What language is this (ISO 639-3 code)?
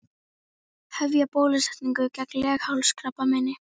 isl